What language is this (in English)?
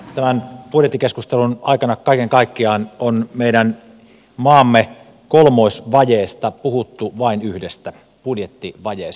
Finnish